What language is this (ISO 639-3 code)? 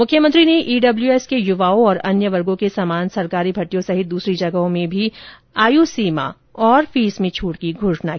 hin